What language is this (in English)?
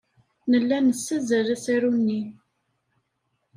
Kabyle